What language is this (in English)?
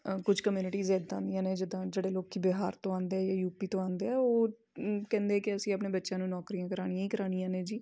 Punjabi